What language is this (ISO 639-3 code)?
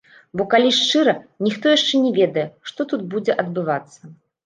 bel